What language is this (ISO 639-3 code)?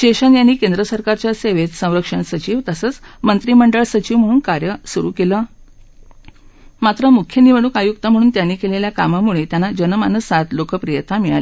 mar